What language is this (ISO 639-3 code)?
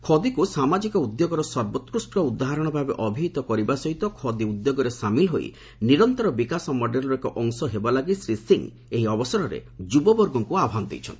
ori